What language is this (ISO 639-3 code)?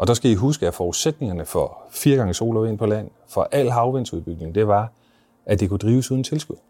dan